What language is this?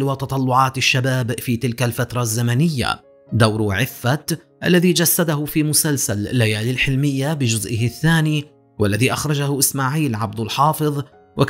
Arabic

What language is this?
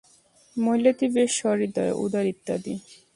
Bangla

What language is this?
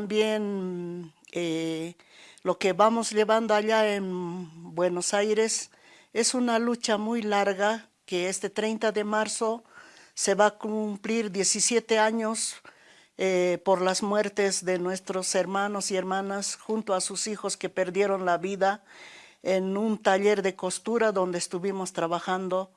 Spanish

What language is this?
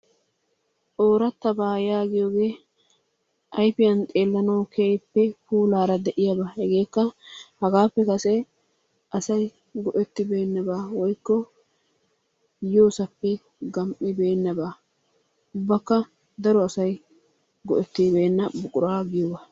Wolaytta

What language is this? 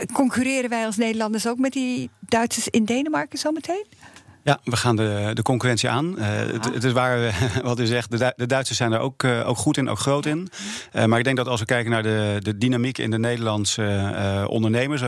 Dutch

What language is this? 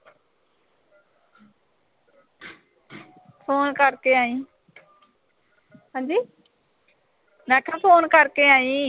Punjabi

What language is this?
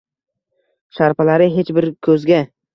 Uzbek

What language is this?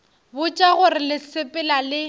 Northern Sotho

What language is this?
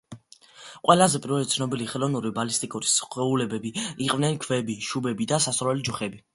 Georgian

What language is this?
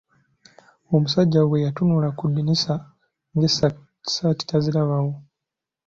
Ganda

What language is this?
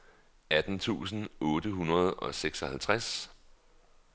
Danish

